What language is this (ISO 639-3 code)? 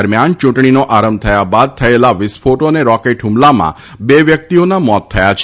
guj